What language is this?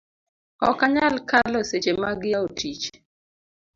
Luo (Kenya and Tanzania)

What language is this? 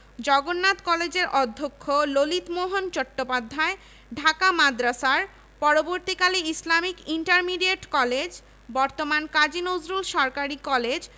Bangla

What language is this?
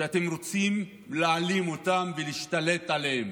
Hebrew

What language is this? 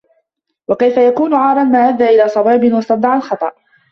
Arabic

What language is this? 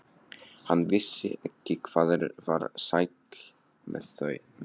Icelandic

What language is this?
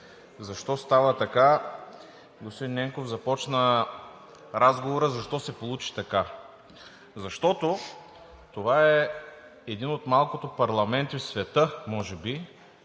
Bulgarian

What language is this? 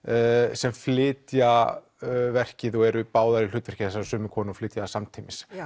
Icelandic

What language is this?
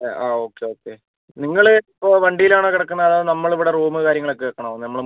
Malayalam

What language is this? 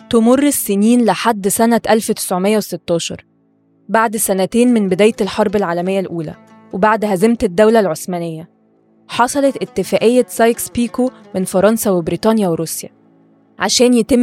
Arabic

